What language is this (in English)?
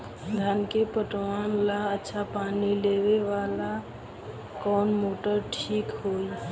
Bhojpuri